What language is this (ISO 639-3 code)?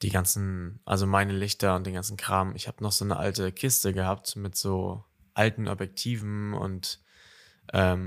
deu